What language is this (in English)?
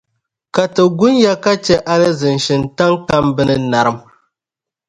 Dagbani